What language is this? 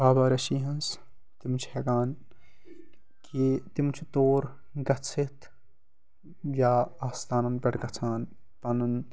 Kashmiri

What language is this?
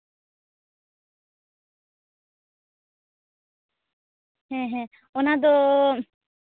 Santali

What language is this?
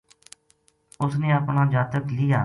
Gujari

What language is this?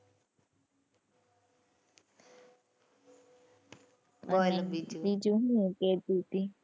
Gujarati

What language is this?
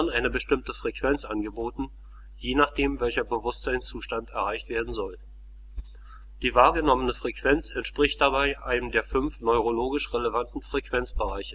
German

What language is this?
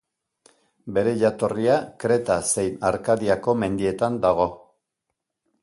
Basque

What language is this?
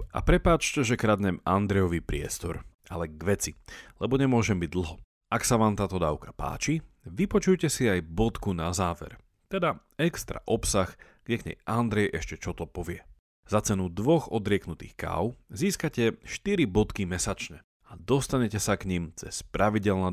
Slovak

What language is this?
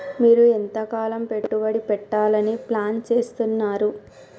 Telugu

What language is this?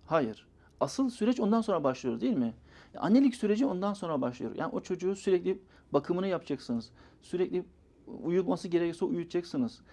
Turkish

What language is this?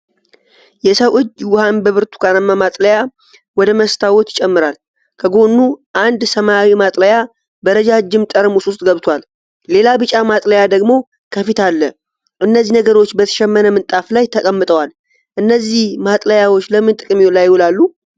Amharic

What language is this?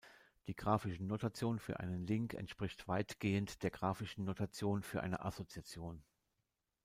German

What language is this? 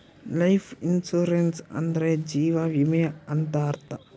Kannada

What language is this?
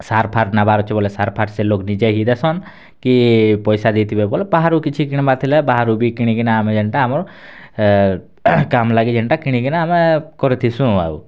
Odia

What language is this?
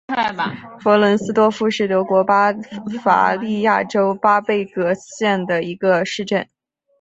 Chinese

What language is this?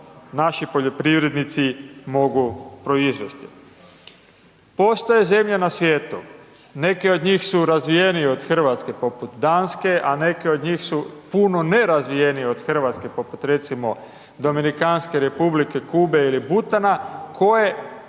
Croatian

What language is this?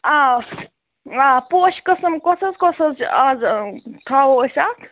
Kashmiri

